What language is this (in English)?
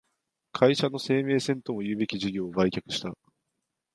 Japanese